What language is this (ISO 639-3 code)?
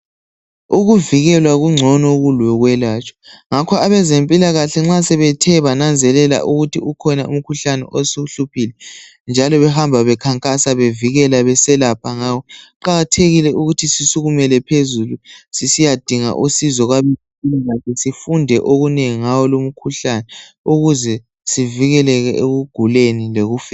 nde